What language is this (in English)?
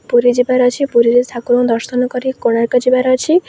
Odia